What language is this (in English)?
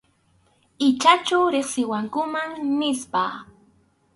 Arequipa-La Unión Quechua